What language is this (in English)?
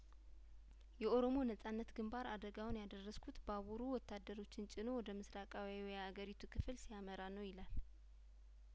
Amharic